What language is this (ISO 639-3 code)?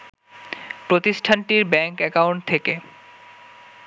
ben